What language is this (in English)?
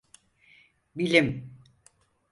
Turkish